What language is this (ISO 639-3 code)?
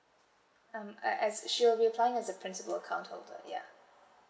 eng